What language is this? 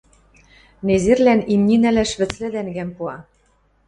Western Mari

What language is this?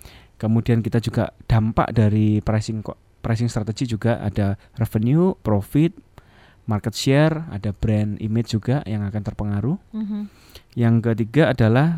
Indonesian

